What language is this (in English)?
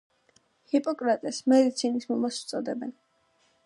Georgian